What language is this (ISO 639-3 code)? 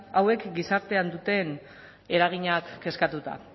eus